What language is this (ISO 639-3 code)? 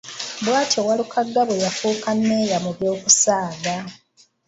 lug